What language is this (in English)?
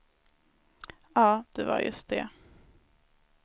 Swedish